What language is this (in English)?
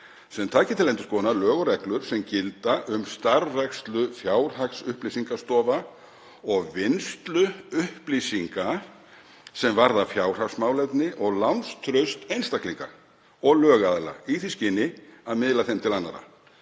Icelandic